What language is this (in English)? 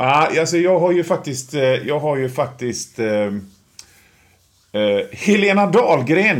Swedish